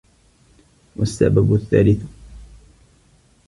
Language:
Arabic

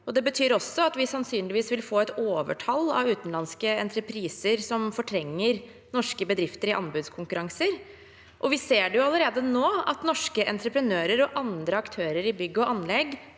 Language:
Norwegian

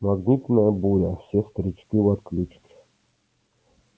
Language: Russian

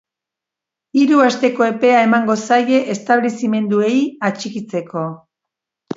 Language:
Basque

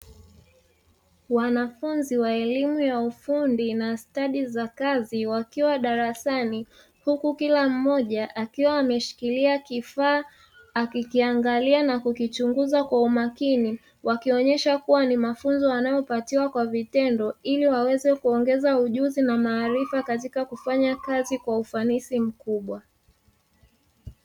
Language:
Swahili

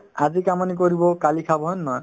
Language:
Assamese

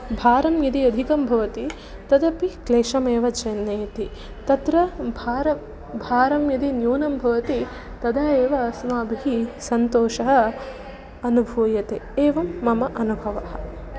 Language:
Sanskrit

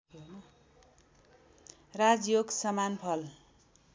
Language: Nepali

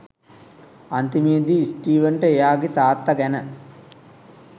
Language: Sinhala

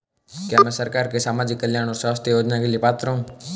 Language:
Hindi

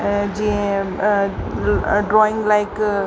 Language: Sindhi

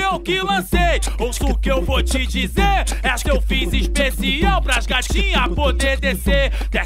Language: Portuguese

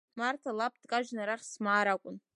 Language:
Abkhazian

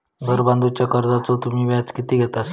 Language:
Marathi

